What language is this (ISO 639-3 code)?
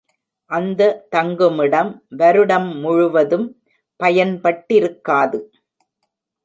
tam